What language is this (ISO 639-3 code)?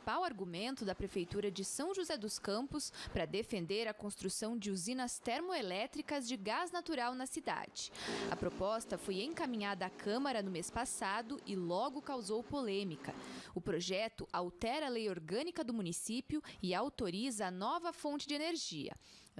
por